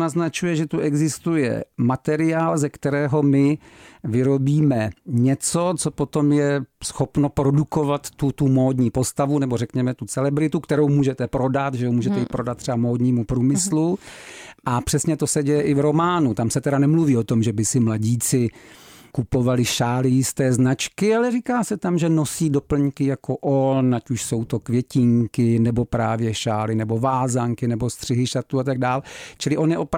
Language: Czech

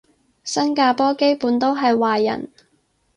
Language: Cantonese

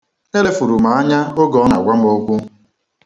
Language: Igbo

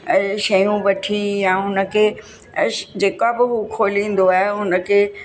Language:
Sindhi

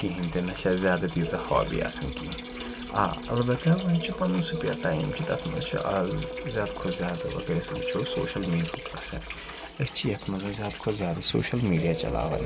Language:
Kashmiri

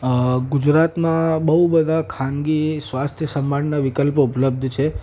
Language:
Gujarati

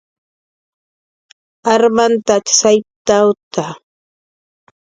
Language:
Jaqaru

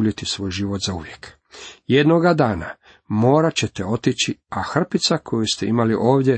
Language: Croatian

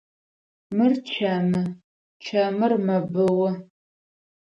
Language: Adyghe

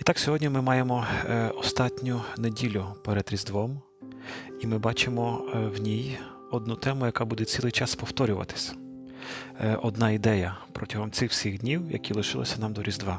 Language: Ukrainian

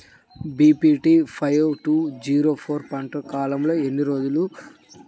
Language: Telugu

